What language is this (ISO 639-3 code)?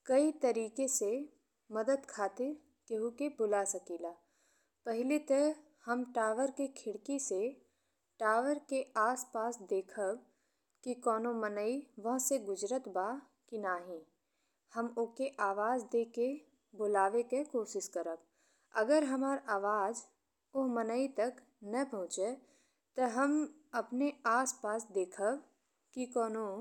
bho